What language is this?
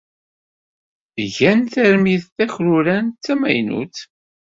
Kabyle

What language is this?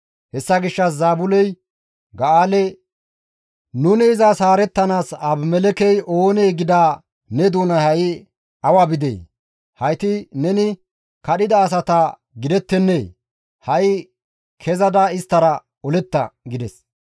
Gamo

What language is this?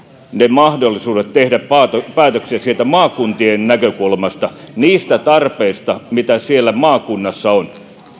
Finnish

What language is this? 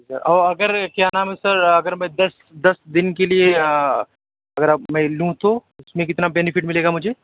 Urdu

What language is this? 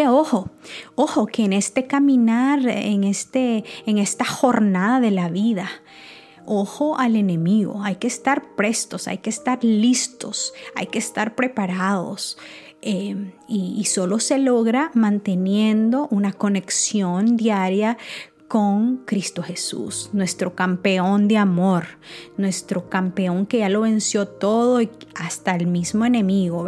Spanish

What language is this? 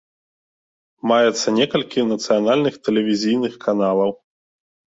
Belarusian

